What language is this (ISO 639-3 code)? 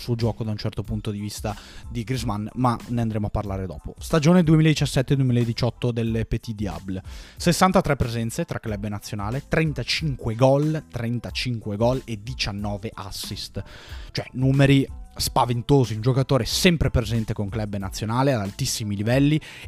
ita